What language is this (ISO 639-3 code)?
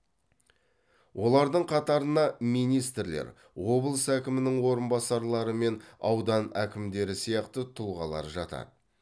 kaz